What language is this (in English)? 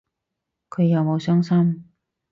Cantonese